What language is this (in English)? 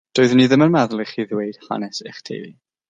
Welsh